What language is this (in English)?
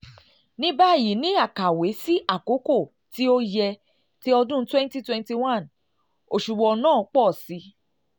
Yoruba